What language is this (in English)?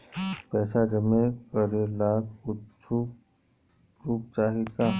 Bhojpuri